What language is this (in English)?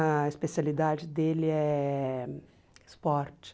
Portuguese